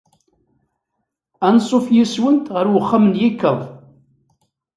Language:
Kabyle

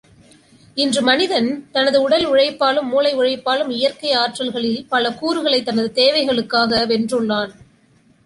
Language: Tamil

